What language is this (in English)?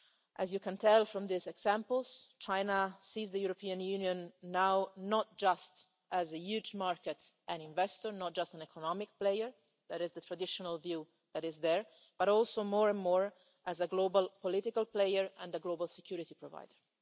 English